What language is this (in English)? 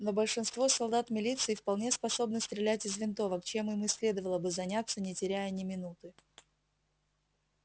Russian